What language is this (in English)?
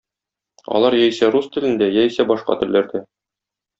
Tatar